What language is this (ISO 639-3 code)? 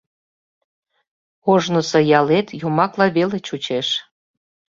chm